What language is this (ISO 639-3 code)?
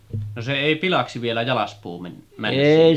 fin